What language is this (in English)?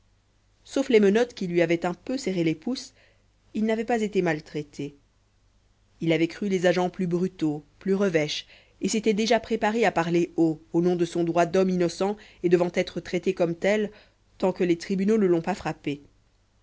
French